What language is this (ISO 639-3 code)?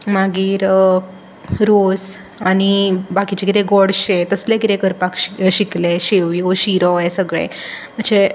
kok